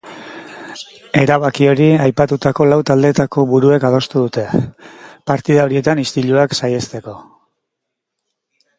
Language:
Basque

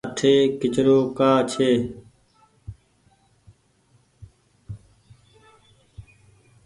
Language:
Goaria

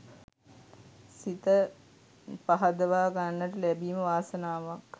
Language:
Sinhala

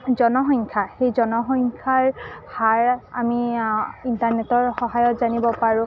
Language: Assamese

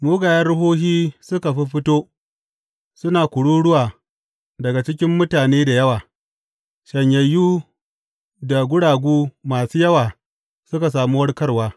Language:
Hausa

